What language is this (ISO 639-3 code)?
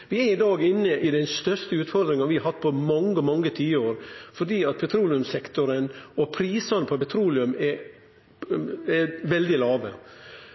nno